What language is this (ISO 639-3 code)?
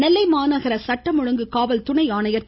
tam